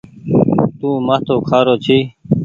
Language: Goaria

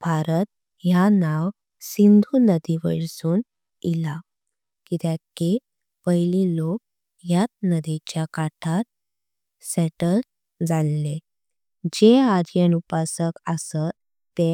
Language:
Konkani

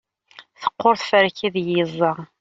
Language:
Kabyle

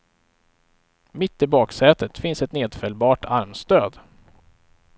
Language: Swedish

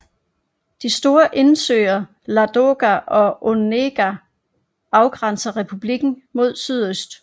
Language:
Danish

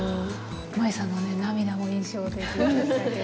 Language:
Japanese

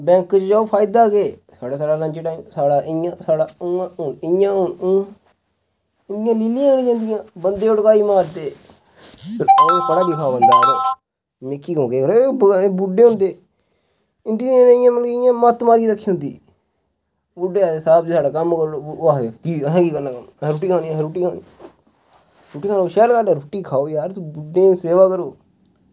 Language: Dogri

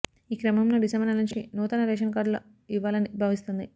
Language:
Telugu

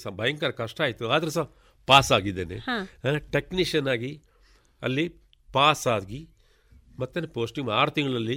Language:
Kannada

